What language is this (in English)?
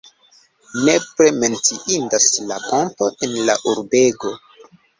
Esperanto